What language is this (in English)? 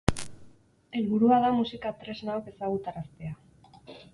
Basque